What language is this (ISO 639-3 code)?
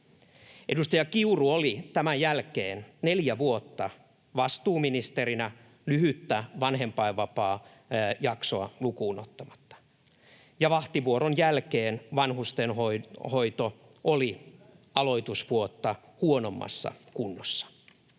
fin